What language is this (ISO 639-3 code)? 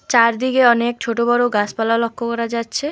ben